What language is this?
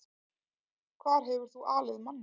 Icelandic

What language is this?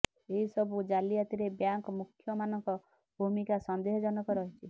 Odia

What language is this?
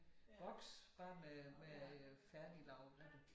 Danish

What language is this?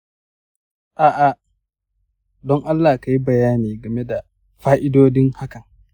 Hausa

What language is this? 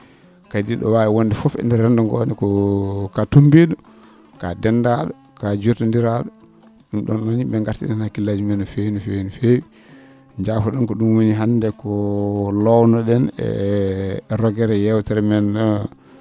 Fula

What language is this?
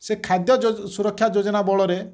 Odia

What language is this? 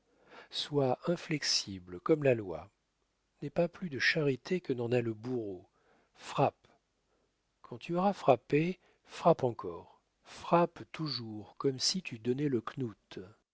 French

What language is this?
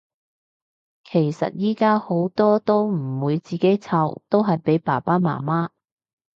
Cantonese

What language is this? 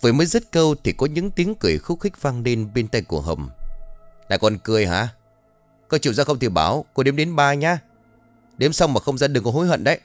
Vietnamese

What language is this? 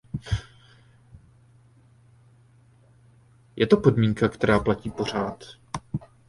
Czech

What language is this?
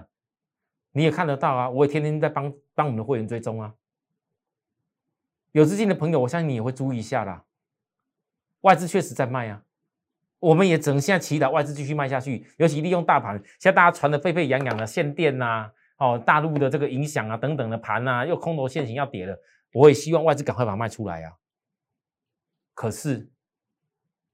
Chinese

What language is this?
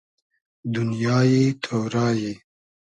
Hazaragi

